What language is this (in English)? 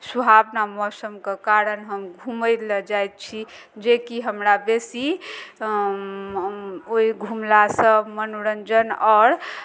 Maithili